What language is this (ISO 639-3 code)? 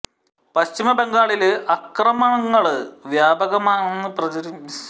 mal